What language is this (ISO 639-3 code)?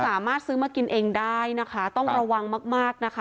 tha